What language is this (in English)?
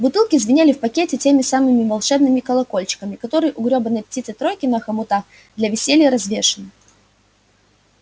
Russian